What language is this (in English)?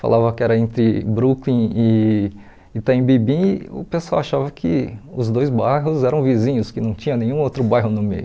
Portuguese